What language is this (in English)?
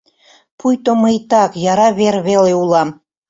Mari